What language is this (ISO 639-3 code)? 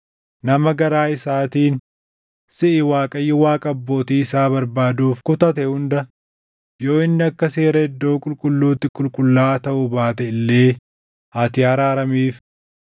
orm